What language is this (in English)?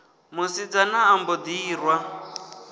Venda